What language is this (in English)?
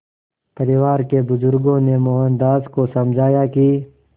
Hindi